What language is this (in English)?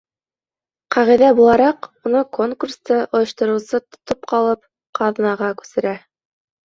Bashkir